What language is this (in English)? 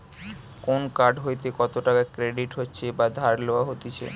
Bangla